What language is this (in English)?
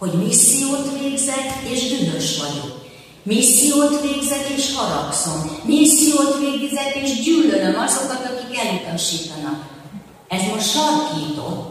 Hungarian